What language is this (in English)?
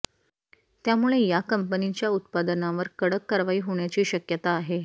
Marathi